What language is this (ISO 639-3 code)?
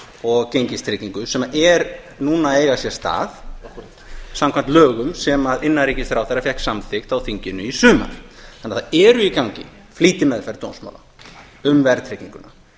isl